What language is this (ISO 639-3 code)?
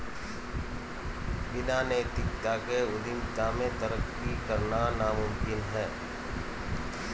hin